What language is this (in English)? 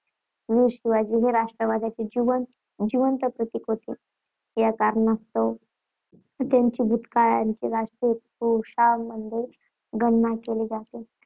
Marathi